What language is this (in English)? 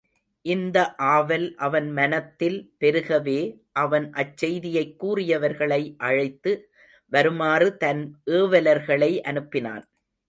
Tamil